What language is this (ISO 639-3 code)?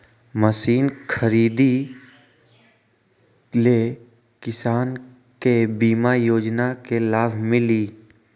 mag